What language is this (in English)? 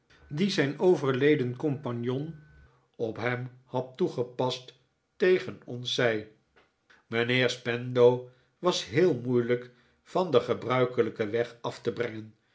Dutch